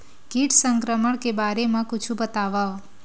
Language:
Chhattisgarhi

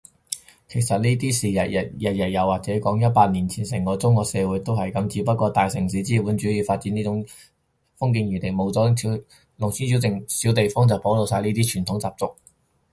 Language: Cantonese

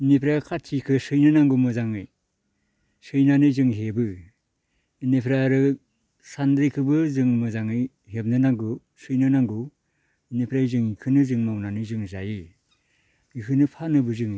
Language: Bodo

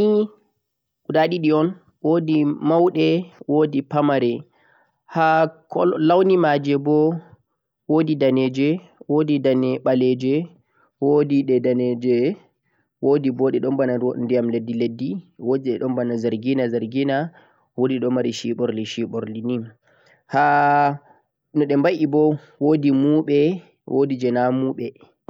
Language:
Central-Eastern Niger Fulfulde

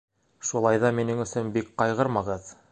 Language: Bashkir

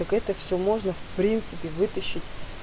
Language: Russian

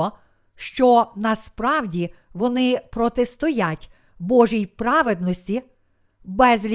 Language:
Ukrainian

